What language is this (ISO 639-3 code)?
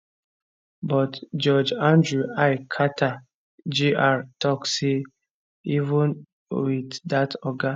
pcm